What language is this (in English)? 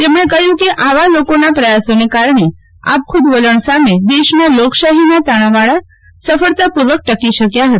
Gujarati